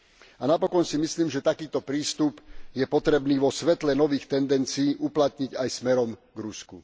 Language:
Slovak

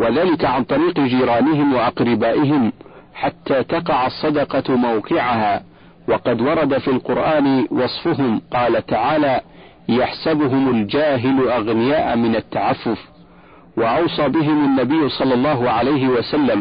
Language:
Arabic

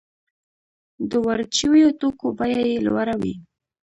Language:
Pashto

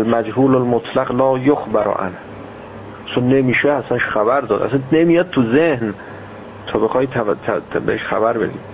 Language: Persian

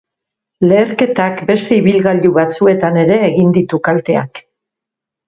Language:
Basque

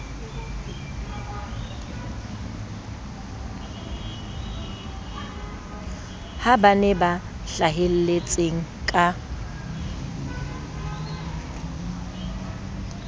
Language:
Southern Sotho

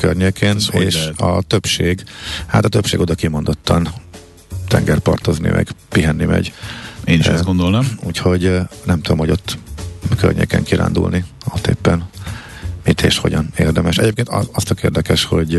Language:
Hungarian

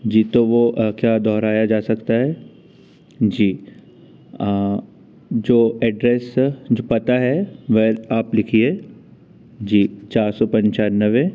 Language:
Hindi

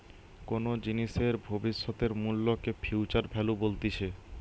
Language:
Bangla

